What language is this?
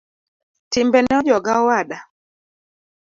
Luo (Kenya and Tanzania)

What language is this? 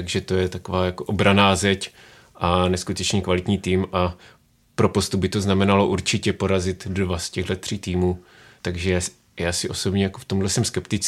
Czech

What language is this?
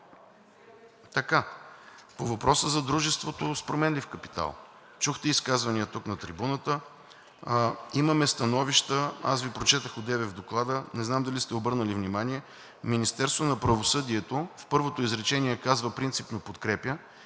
Bulgarian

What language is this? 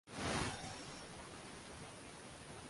Uzbek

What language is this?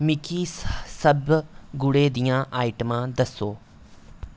Dogri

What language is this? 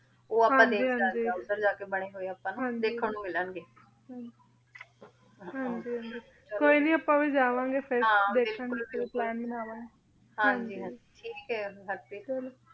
Punjabi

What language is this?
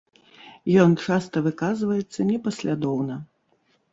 Belarusian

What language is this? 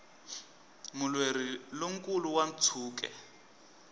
Tsonga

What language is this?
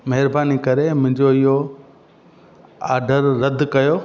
Sindhi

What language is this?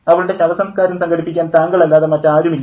Malayalam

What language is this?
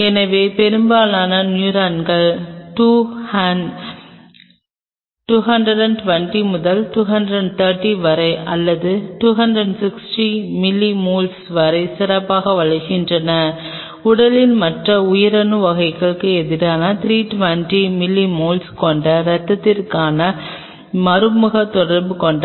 Tamil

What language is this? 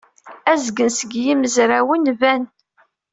Kabyle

